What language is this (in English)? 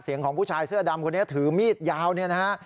Thai